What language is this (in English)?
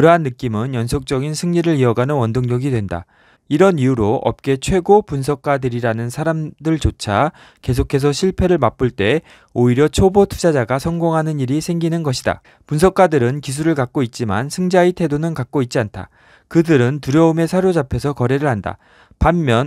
Korean